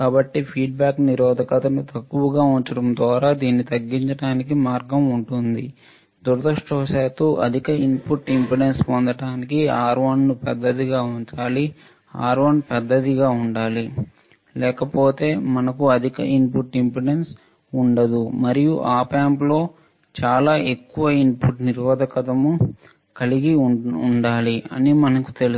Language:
Telugu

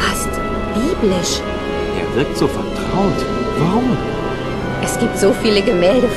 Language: German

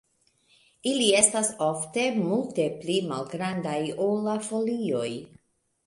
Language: Esperanto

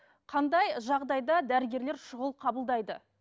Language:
Kazakh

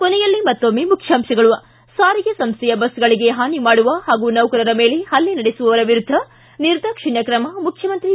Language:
Kannada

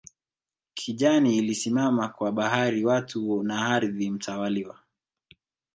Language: Swahili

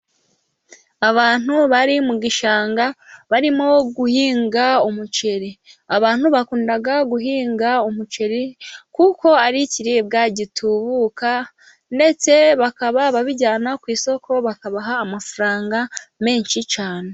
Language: Kinyarwanda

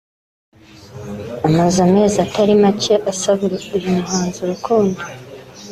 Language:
Kinyarwanda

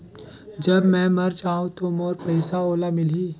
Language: Chhattisgarhi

